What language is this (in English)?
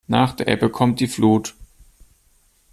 German